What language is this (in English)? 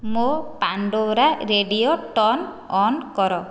Odia